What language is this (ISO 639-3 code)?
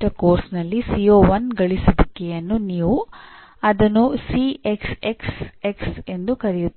kan